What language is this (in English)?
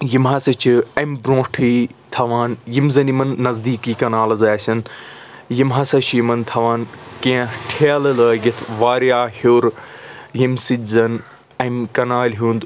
Kashmiri